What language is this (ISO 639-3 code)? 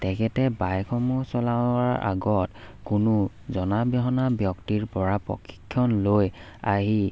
asm